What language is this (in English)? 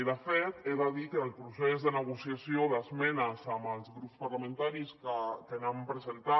Catalan